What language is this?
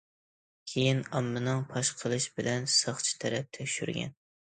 Uyghur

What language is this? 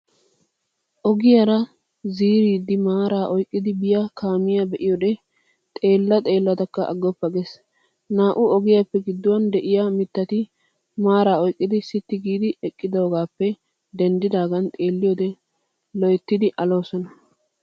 Wolaytta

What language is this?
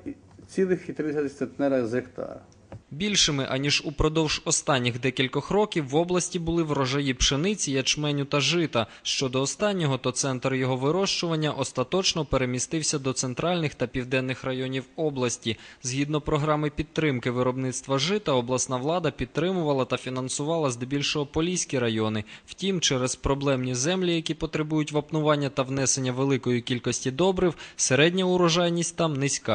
Ukrainian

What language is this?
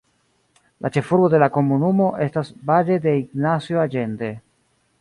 Esperanto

